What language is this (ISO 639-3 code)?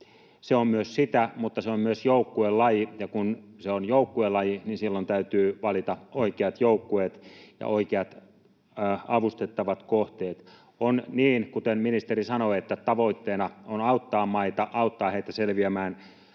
fin